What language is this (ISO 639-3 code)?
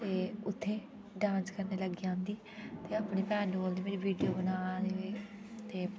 doi